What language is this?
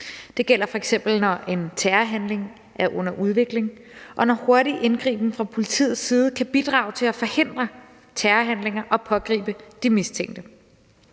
Danish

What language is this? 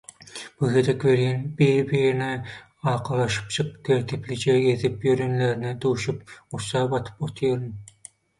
Turkmen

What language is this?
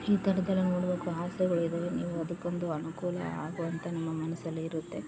Kannada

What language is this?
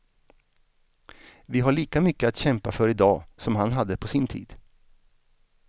Swedish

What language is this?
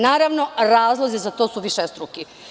Serbian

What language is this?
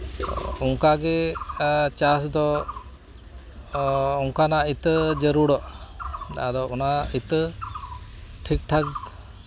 Santali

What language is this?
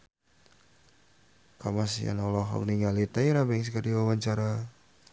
Sundanese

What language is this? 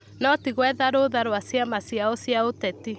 Kikuyu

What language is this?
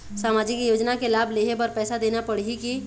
Chhattisgarhi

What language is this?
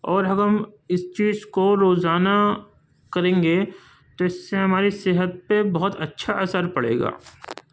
Urdu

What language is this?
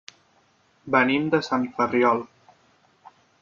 Catalan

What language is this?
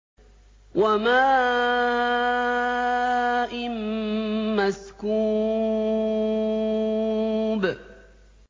Arabic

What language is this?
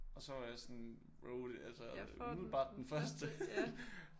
Danish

